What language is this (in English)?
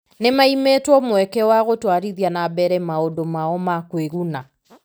Kikuyu